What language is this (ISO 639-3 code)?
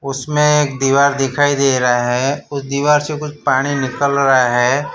hin